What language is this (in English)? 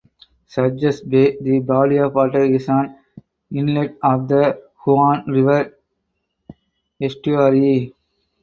English